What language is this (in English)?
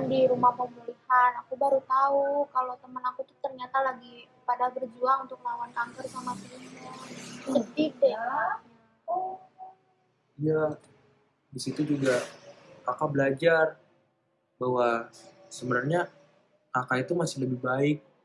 Indonesian